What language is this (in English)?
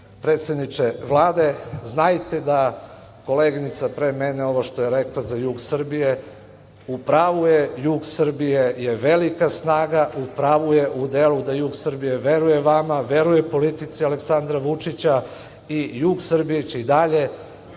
Serbian